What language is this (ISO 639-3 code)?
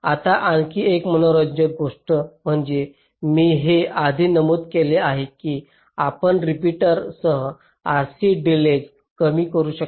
mar